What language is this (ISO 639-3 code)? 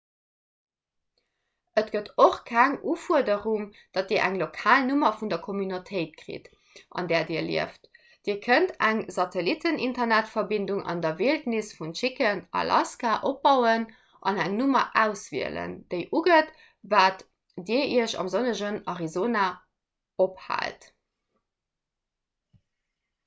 ltz